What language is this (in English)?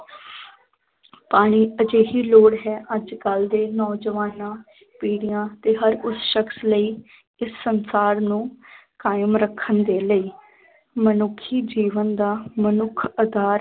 Punjabi